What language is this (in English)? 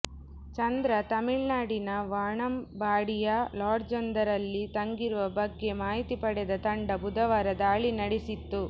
Kannada